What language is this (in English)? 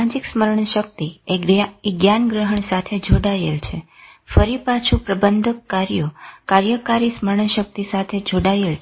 Gujarati